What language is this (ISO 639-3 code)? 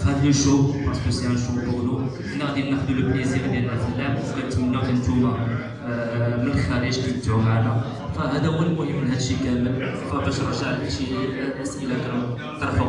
ara